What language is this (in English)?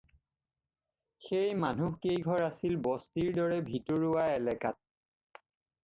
Assamese